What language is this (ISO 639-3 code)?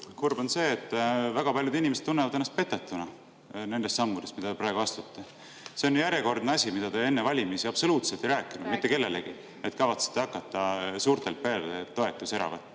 est